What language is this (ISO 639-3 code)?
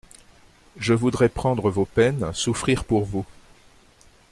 fra